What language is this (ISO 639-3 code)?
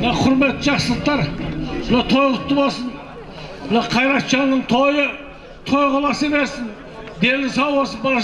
tur